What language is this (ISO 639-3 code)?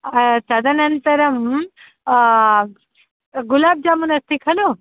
san